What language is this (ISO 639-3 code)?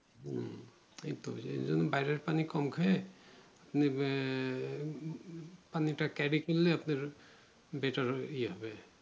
ben